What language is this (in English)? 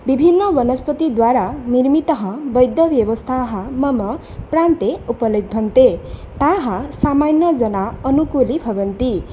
Sanskrit